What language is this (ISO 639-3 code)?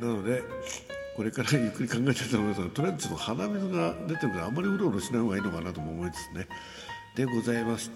jpn